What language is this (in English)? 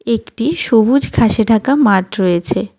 Bangla